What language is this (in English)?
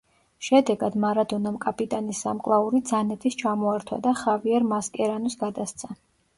Georgian